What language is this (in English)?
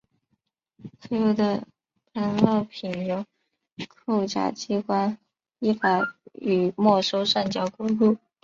Chinese